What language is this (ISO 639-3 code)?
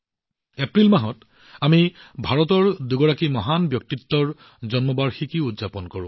asm